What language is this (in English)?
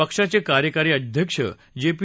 Marathi